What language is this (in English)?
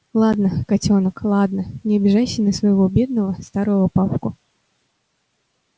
Russian